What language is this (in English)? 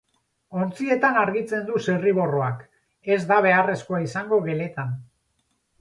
Basque